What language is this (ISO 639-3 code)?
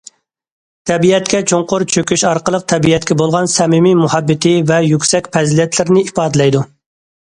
uig